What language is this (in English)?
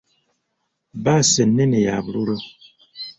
Ganda